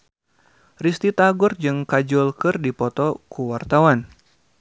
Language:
Sundanese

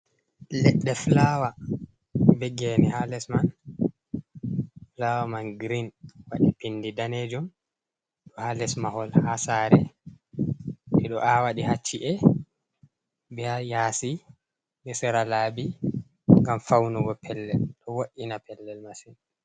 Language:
Fula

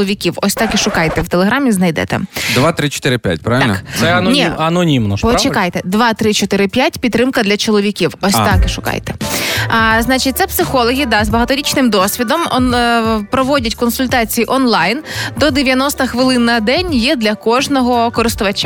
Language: Ukrainian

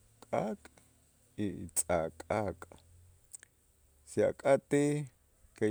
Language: Itzá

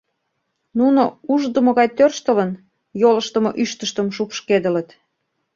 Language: Mari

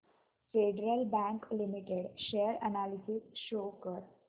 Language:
Marathi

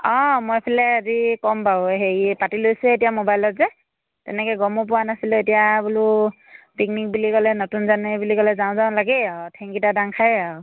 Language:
Assamese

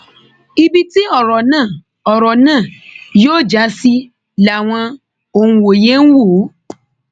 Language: Yoruba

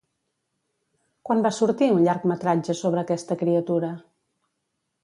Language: Catalan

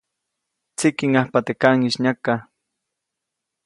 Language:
Copainalá Zoque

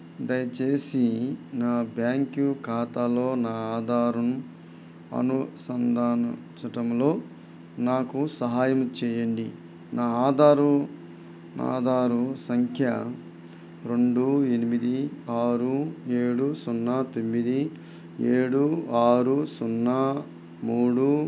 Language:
Telugu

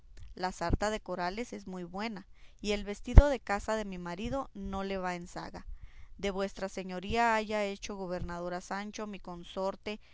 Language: Spanish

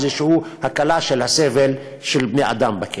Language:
Hebrew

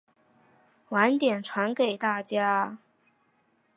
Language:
Chinese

